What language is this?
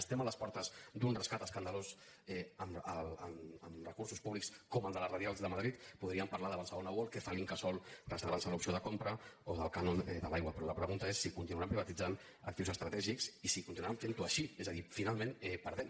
Catalan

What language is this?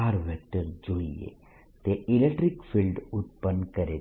Gujarati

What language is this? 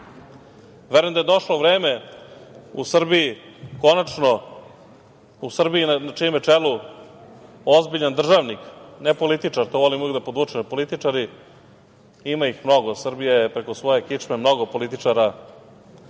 Serbian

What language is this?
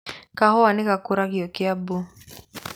Kikuyu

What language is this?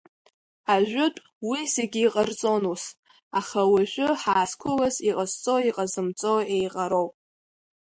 Abkhazian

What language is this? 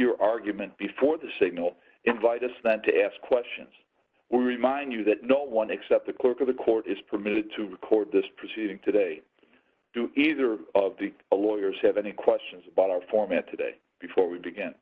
English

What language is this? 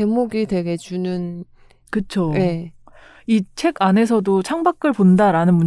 Korean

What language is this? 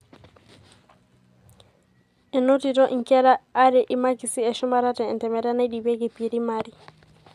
Masai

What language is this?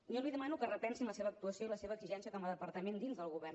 Catalan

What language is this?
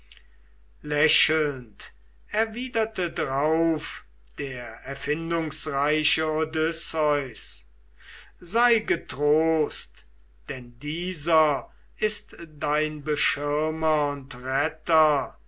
German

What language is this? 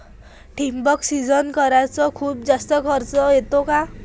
Marathi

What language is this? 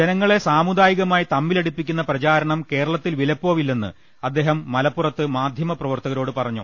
Malayalam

